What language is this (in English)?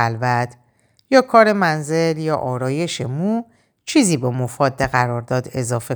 Persian